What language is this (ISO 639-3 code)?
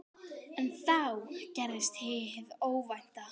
isl